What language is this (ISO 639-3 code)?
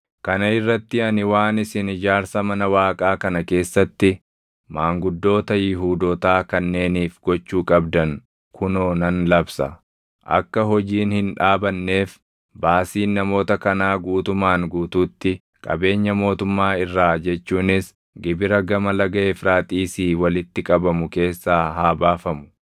orm